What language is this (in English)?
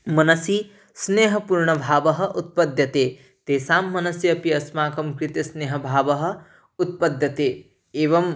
Sanskrit